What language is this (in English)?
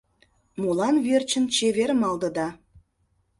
Mari